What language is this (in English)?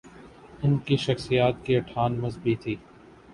Urdu